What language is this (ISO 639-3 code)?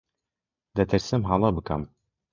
ckb